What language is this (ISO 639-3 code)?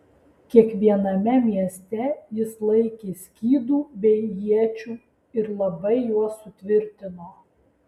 lit